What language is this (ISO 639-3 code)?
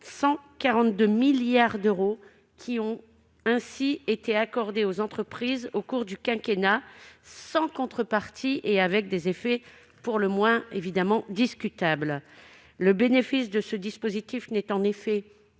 fra